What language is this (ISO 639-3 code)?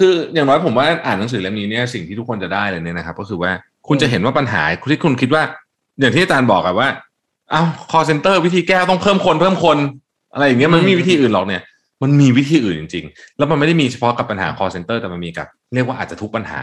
tha